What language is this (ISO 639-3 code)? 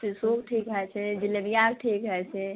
mai